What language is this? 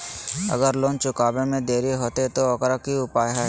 Magahi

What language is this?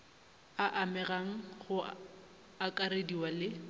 Northern Sotho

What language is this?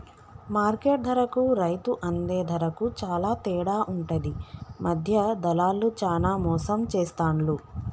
Telugu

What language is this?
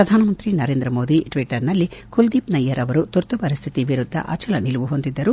Kannada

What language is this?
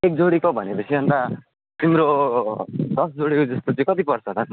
Nepali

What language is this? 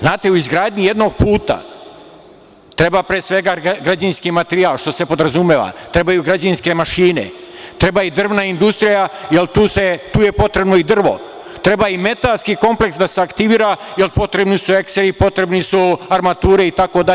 Serbian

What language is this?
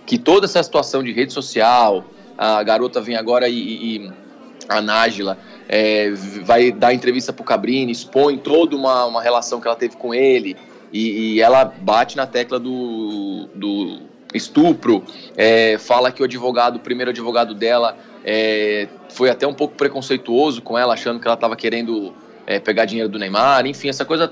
Portuguese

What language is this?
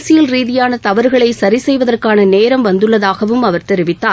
Tamil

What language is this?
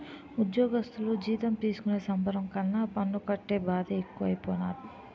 Telugu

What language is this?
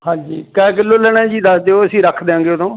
Punjabi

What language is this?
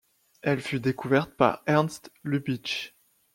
French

